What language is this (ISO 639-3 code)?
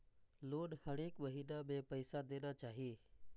mai